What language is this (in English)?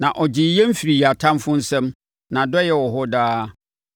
Akan